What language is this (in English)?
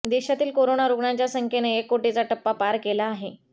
Marathi